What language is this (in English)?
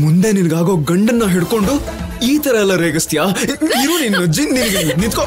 Kannada